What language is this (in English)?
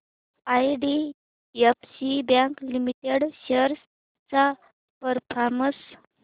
Marathi